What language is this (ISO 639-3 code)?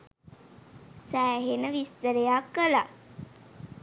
sin